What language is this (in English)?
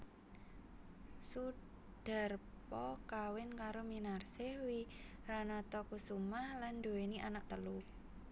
Javanese